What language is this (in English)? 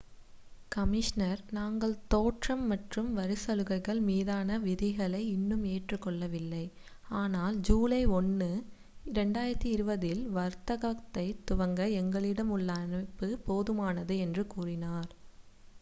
Tamil